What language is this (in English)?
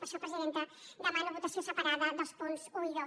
Catalan